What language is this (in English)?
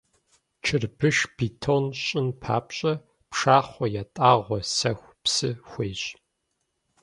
Kabardian